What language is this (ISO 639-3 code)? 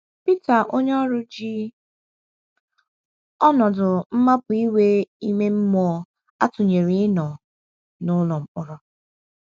ibo